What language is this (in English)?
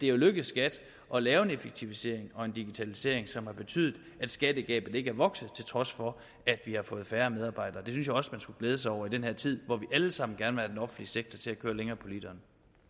Danish